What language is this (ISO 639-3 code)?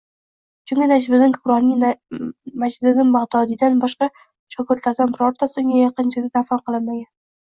uzb